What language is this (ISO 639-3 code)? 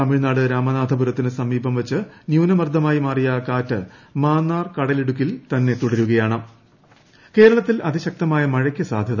mal